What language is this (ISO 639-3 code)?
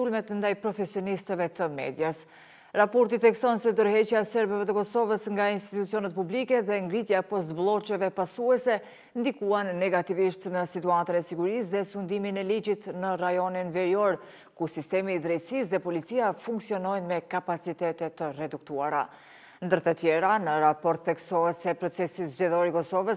ron